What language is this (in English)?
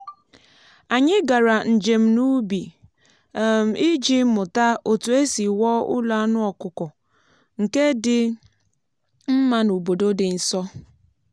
Igbo